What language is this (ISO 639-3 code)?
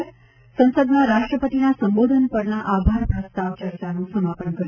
guj